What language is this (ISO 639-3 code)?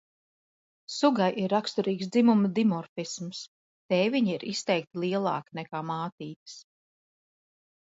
lav